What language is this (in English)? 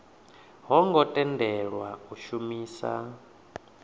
Venda